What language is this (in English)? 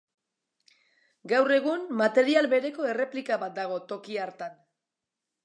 Basque